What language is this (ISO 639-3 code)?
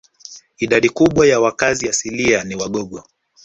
swa